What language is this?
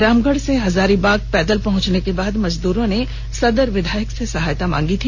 Hindi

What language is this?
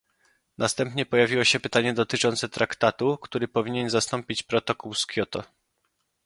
Polish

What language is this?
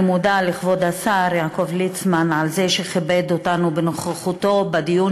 Hebrew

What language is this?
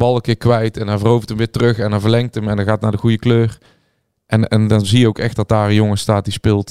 Dutch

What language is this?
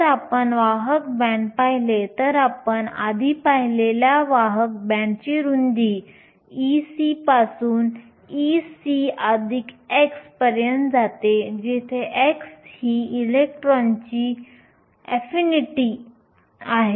Marathi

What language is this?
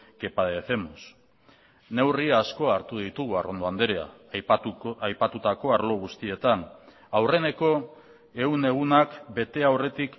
Basque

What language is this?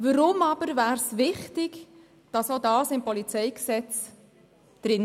Swiss German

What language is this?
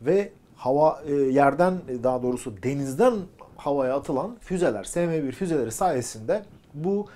Turkish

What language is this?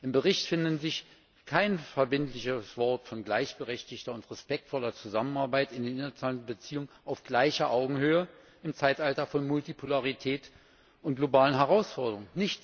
German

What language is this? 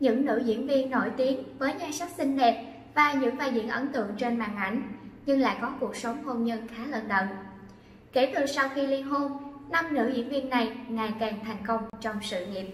Vietnamese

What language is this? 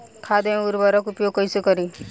Bhojpuri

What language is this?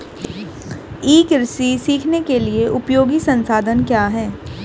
Hindi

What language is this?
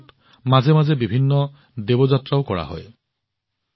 Assamese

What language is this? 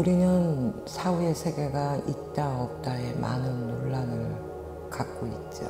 Korean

